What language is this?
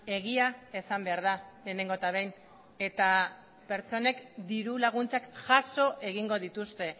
Basque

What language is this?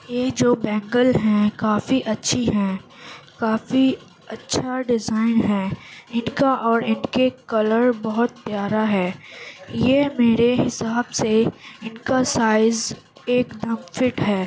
Urdu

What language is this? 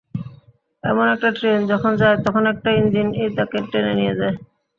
Bangla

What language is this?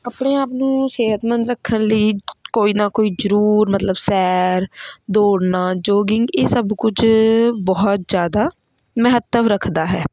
Punjabi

